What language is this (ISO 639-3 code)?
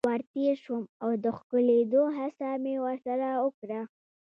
pus